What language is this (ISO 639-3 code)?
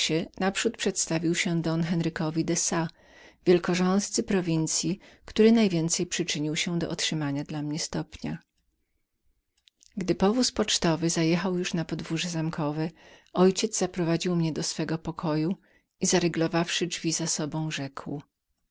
pol